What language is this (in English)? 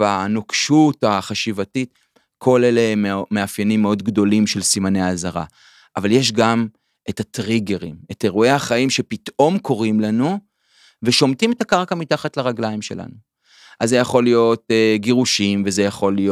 Hebrew